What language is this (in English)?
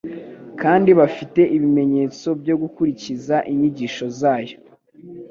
Kinyarwanda